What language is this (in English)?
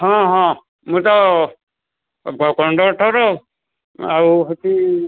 Odia